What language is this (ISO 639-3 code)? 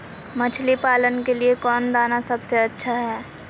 mag